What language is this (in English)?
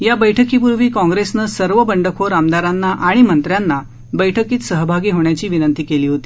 Marathi